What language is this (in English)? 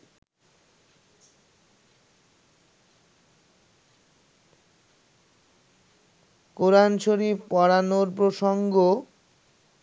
Bangla